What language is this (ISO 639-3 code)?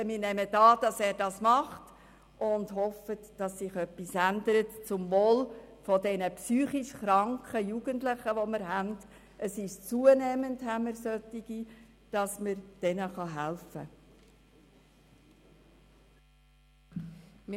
gsw